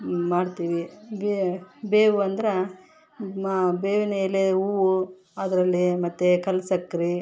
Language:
Kannada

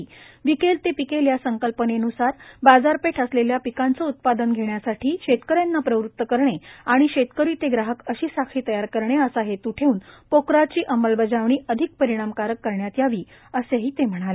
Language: Marathi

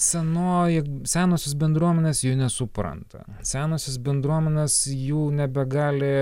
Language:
Lithuanian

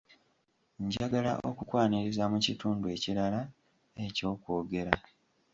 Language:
Ganda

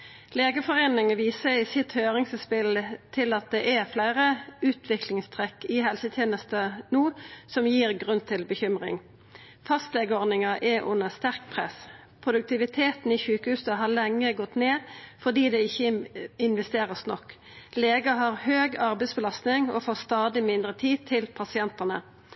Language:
Norwegian Nynorsk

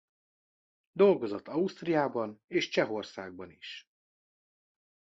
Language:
Hungarian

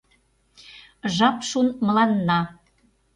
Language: Mari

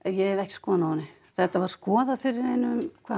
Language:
Icelandic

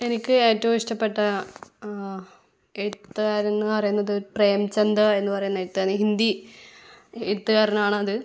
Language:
Malayalam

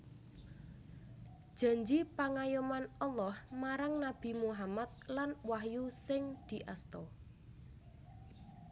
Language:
Javanese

